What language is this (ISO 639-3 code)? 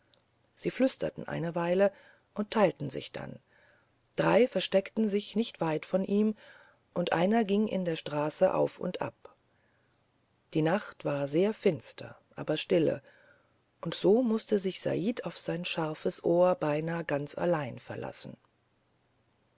deu